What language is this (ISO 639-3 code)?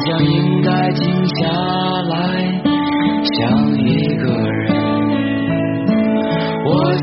zho